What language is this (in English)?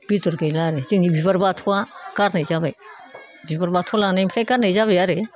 Bodo